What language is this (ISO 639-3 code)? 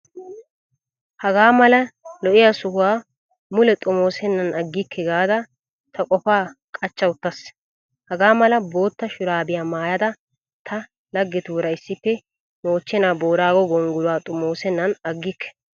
wal